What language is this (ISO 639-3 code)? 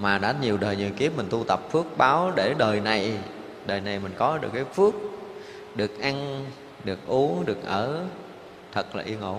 vie